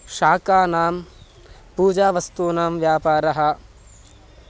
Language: Sanskrit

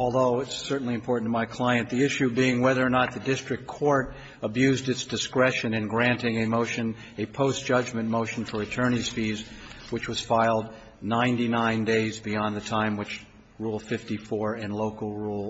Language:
English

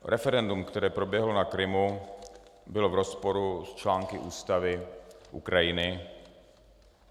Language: Czech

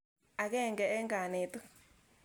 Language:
Kalenjin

